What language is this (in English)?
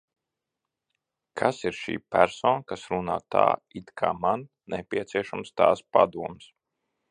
Latvian